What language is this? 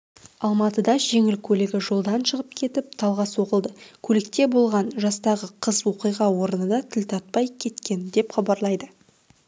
Kazakh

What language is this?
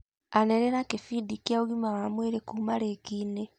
Kikuyu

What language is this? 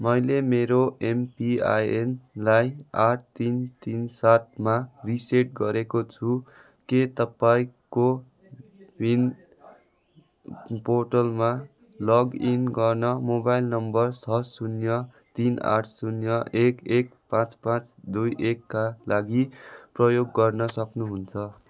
Nepali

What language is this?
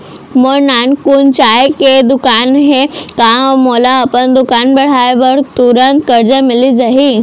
Chhattisgarhi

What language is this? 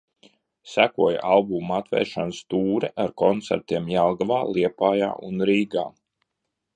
Latvian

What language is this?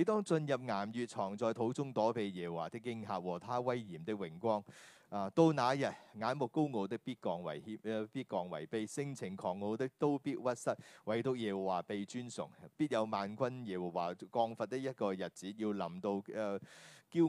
Chinese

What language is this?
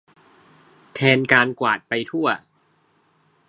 Thai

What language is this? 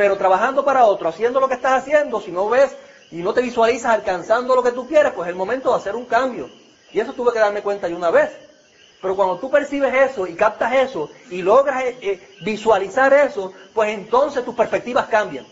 Spanish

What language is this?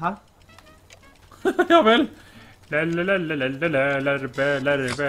Norwegian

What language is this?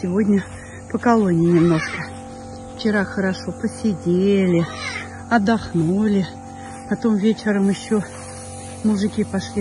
Russian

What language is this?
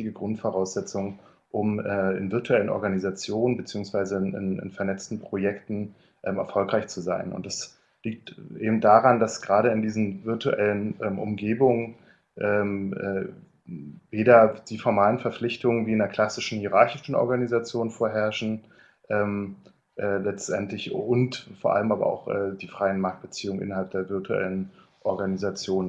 German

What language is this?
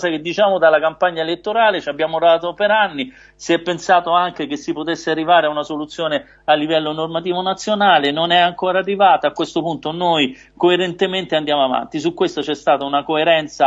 Italian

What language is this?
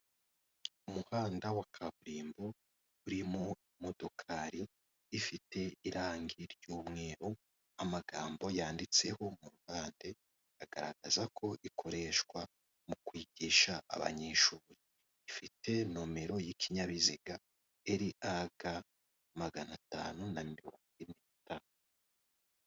Kinyarwanda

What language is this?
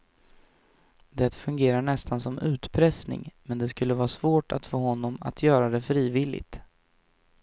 Swedish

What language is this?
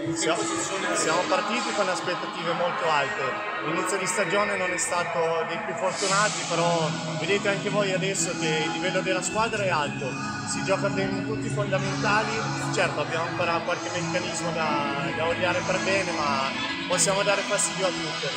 Italian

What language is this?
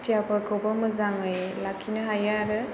Bodo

